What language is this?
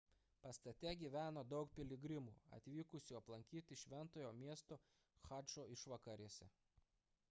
Lithuanian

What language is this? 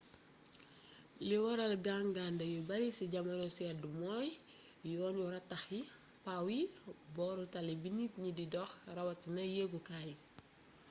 Wolof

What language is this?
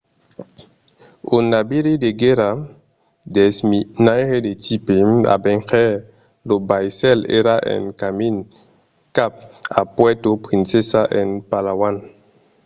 Occitan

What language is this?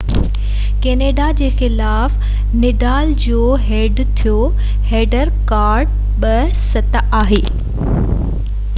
Sindhi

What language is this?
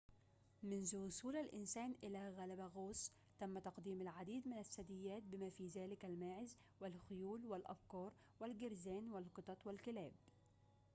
Arabic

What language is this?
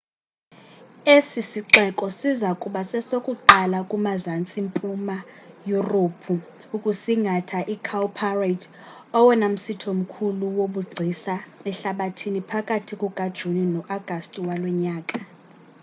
Xhosa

